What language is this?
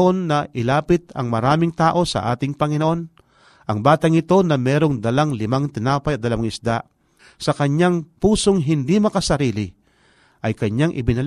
Filipino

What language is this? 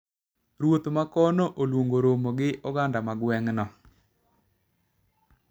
Luo (Kenya and Tanzania)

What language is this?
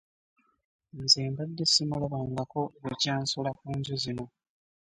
Ganda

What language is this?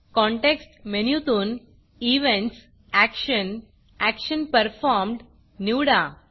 Marathi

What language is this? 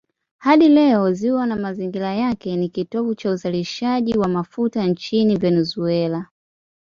Swahili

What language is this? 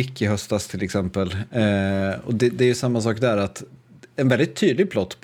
Swedish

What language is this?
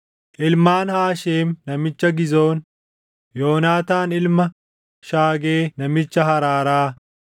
Oromo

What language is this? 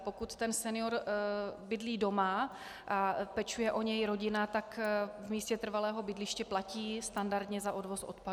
Czech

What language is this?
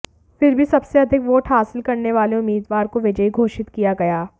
Hindi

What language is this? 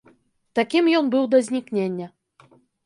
Belarusian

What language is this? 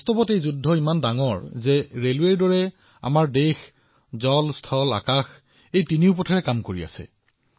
Assamese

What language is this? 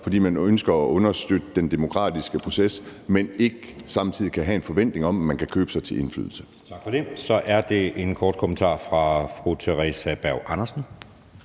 Danish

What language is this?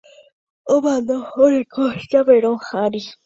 Guarani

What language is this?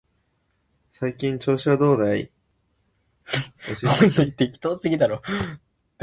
Japanese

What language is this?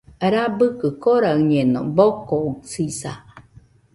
Nüpode Huitoto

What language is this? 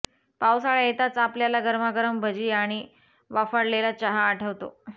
Marathi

